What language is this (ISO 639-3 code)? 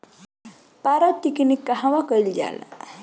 bho